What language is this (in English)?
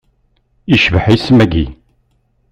Kabyle